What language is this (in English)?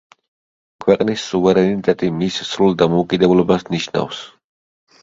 Georgian